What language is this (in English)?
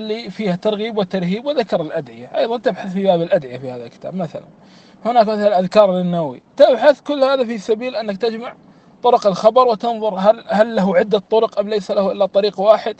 Arabic